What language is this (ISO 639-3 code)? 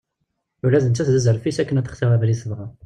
kab